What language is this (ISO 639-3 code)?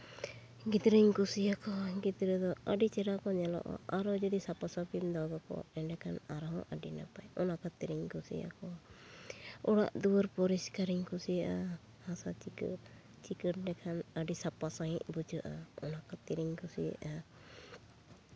sat